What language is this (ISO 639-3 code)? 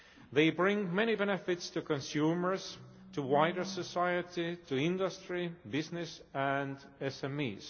eng